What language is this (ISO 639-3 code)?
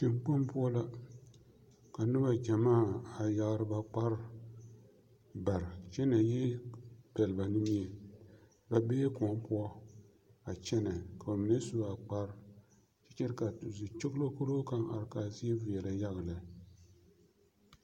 dga